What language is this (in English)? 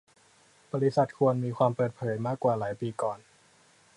Thai